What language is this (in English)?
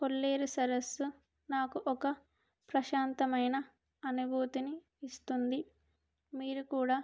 Telugu